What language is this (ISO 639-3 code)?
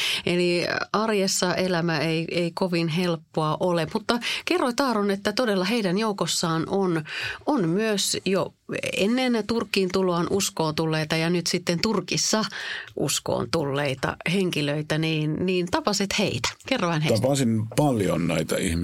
fin